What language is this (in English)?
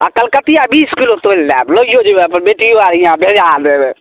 Maithili